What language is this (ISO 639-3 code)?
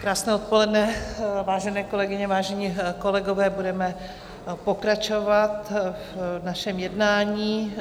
ces